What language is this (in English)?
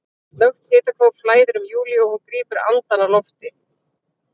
Icelandic